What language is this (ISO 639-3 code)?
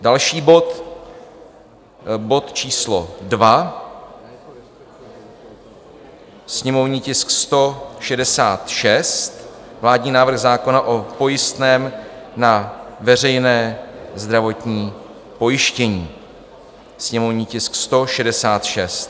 ces